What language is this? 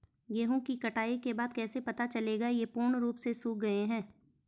Hindi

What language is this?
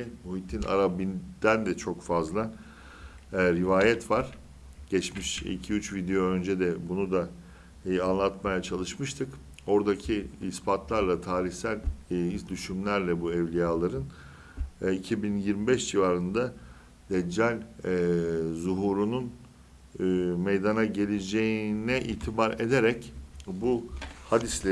Turkish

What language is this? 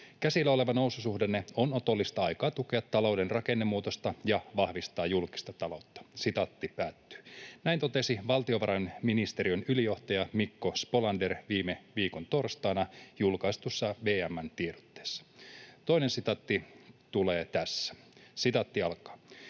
Finnish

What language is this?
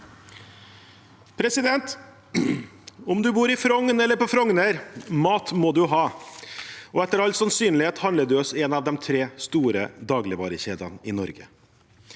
Norwegian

